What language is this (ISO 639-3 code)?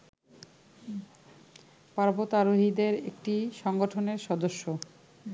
ben